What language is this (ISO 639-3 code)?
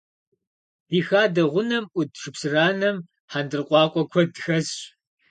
kbd